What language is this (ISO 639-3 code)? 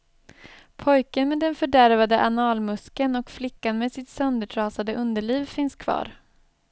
swe